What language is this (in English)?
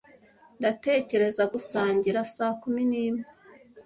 Kinyarwanda